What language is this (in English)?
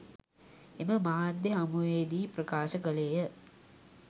Sinhala